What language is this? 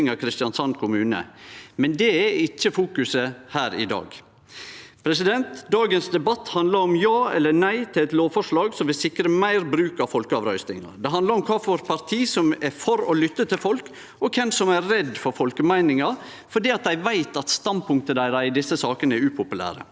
Norwegian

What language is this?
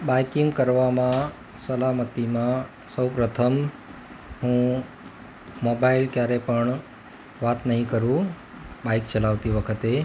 Gujarati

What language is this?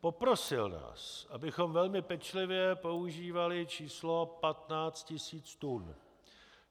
Czech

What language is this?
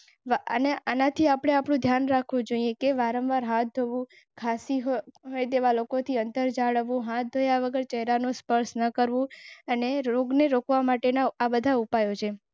Gujarati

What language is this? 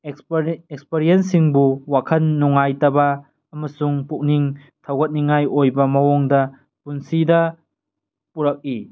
Manipuri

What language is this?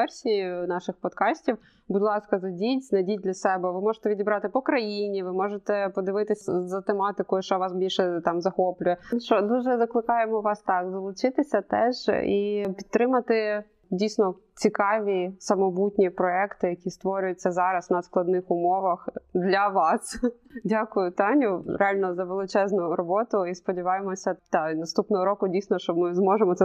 Ukrainian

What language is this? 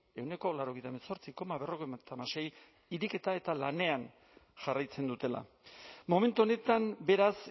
Basque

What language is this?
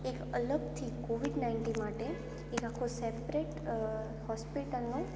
Gujarati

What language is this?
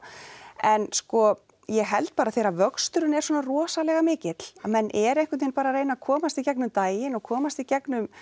Icelandic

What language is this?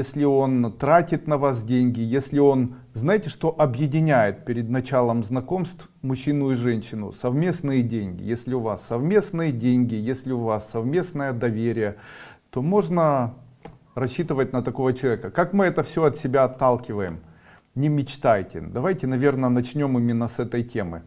Russian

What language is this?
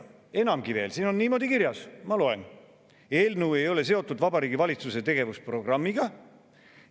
Estonian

